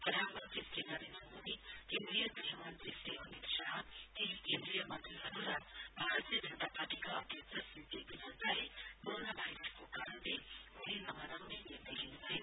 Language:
Nepali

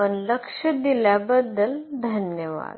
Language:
Marathi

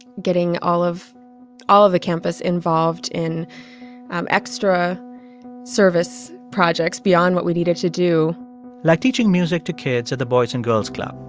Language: English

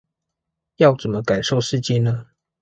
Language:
Chinese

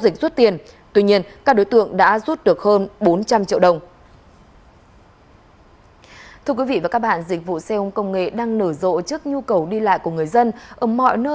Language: Vietnamese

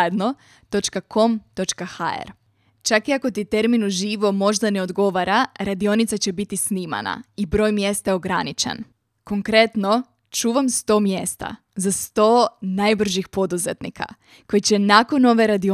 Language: Croatian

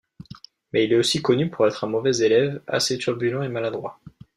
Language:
French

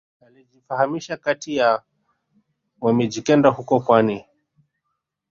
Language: Swahili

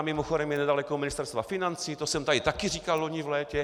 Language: Czech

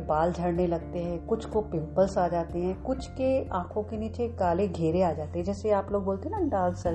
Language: Hindi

